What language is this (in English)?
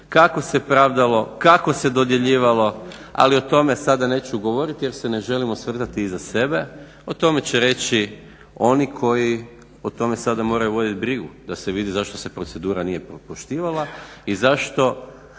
Croatian